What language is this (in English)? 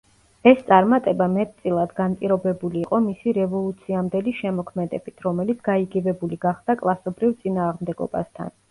Georgian